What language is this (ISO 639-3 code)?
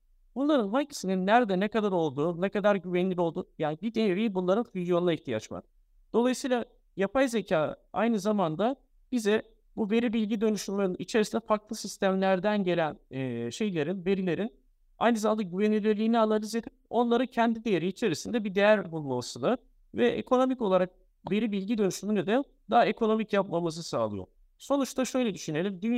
tur